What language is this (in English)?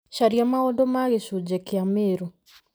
Kikuyu